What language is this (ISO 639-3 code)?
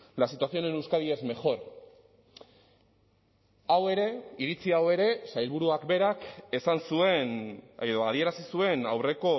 eus